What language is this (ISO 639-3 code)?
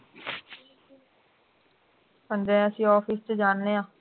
pan